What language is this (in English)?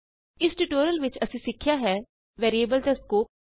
Punjabi